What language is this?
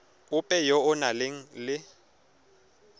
Tswana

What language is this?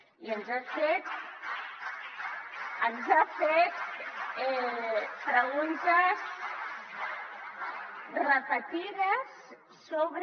Catalan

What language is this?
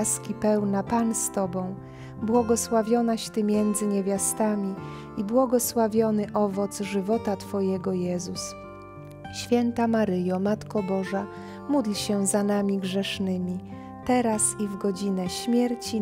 Polish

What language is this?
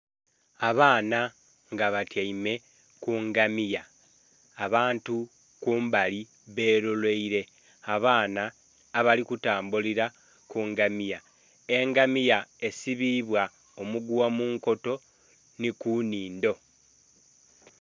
Soga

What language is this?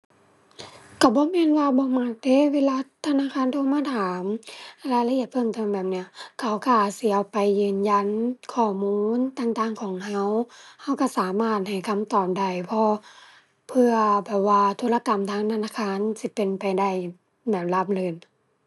Thai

